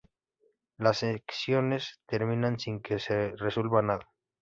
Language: Spanish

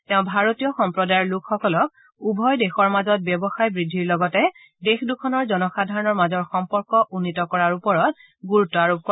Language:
Assamese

